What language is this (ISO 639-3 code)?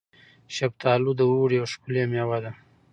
pus